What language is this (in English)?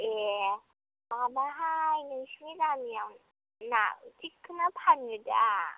Bodo